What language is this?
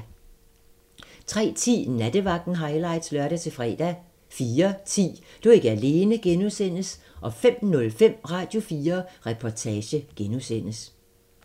Danish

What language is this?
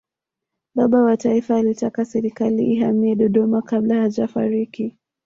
Swahili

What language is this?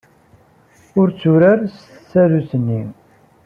Kabyle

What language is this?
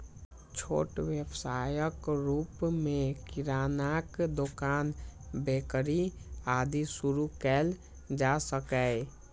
Maithili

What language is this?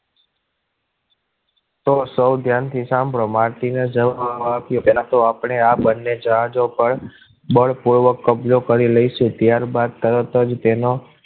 Gujarati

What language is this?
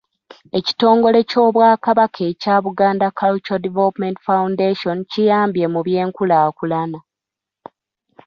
Ganda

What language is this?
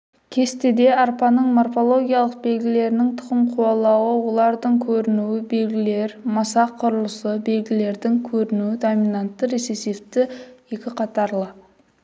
Kazakh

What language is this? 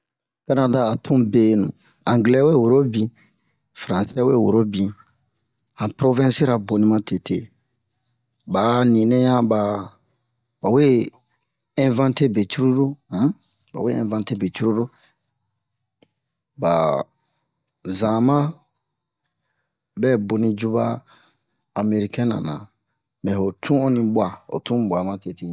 Bomu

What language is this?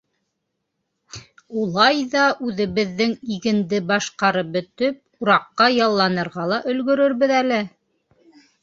Bashkir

